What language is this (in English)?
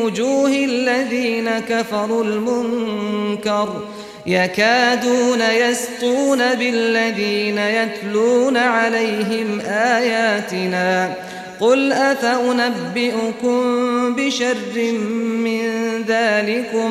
Arabic